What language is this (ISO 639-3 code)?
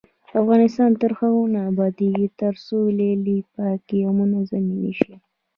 pus